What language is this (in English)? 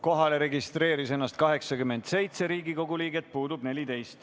Estonian